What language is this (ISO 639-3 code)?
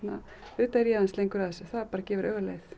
isl